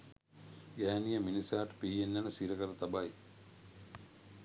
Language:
Sinhala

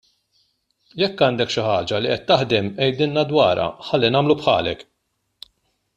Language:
Maltese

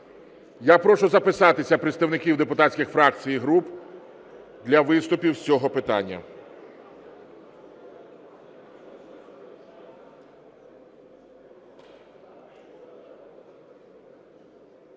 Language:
Ukrainian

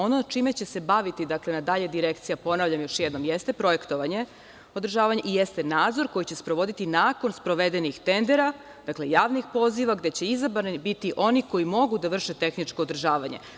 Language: Serbian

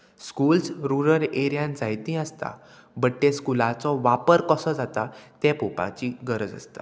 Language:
Konkani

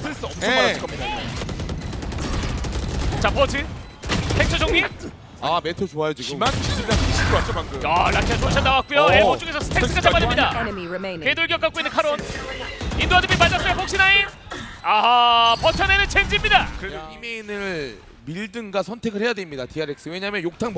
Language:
Korean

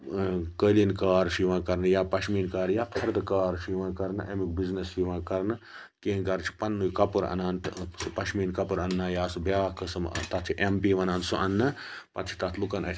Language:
Kashmiri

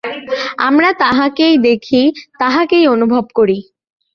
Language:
Bangla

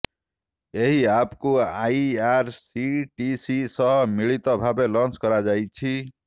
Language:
Odia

